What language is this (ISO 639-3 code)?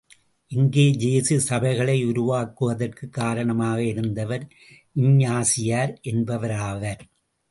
tam